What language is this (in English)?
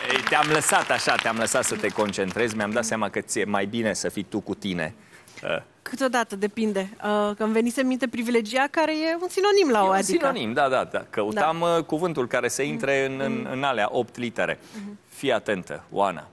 Romanian